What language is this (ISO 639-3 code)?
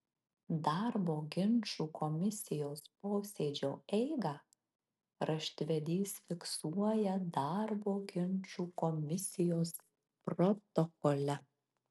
lit